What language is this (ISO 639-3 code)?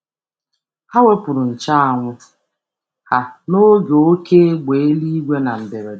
ibo